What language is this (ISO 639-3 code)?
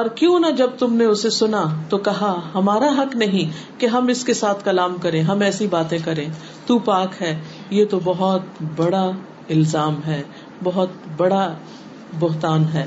urd